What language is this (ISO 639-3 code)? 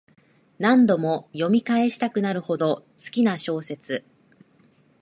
jpn